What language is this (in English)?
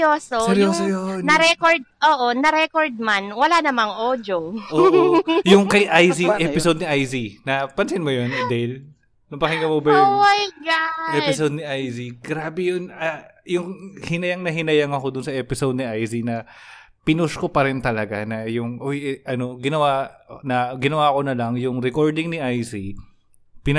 Filipino